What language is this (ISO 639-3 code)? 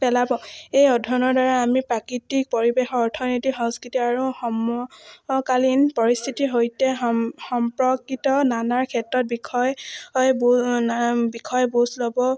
asm